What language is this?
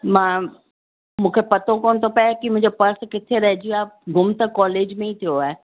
Sindhi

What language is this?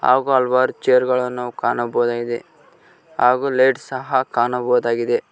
Kannada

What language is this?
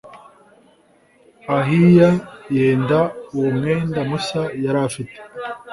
Kinyarwanda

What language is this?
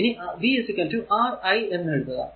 Malayalam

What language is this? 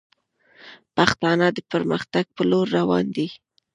Pashto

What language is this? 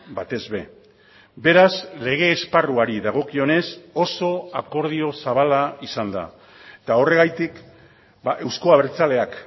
Basque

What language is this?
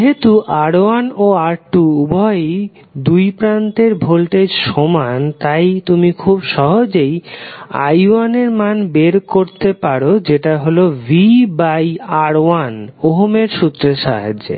Bangla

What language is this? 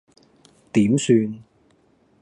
Cantonese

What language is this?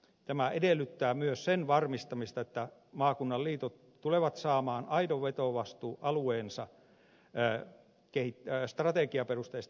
Finnish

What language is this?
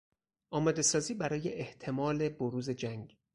Persian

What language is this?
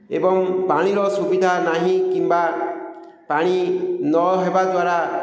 Odia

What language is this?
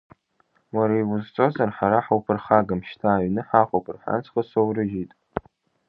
Abkhazian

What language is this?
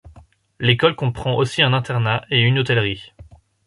French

